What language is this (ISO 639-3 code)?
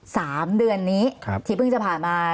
tha